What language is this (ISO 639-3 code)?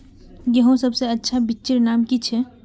mag